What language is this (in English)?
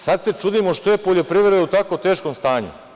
Serbian